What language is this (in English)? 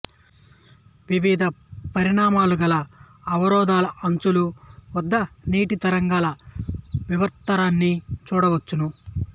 Telugu